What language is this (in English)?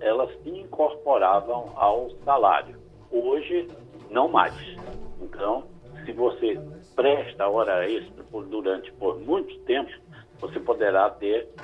Portuguese